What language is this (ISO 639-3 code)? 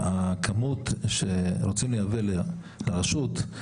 heb